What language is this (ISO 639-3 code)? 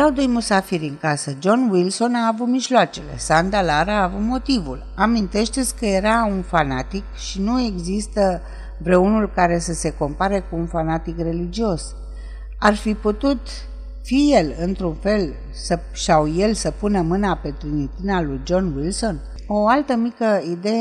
ron